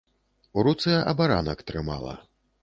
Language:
Belarusian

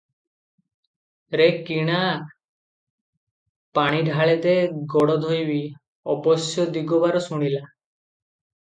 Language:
Odia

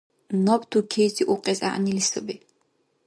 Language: Dargwa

